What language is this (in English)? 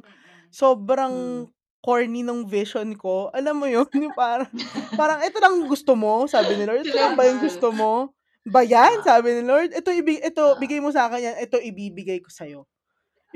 Filipino